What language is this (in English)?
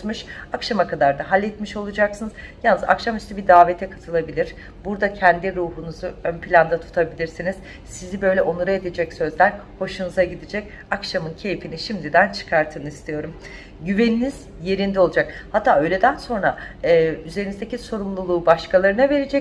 Turkish